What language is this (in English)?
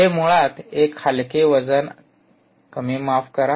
Marathi